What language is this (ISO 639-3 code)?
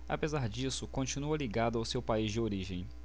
por